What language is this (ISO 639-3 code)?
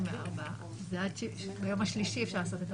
heb